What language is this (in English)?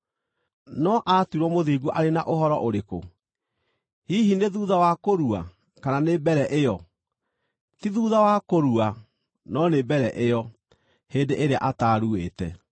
Kikuyu